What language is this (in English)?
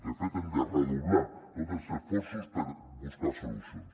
Catalan